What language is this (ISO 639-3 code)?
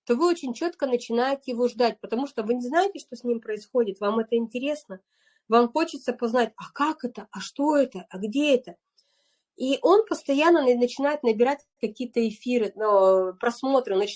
rus